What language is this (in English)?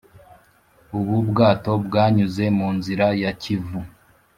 Kinyarwanda